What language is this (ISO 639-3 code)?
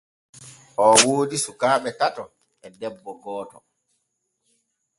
fue